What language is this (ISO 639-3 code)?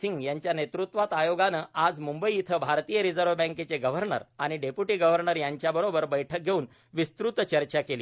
mar